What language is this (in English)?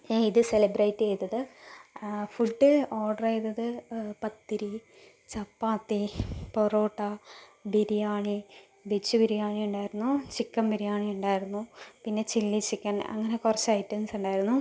Malayalam